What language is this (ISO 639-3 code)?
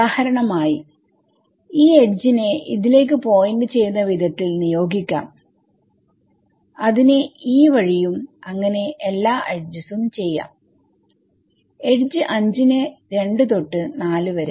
mal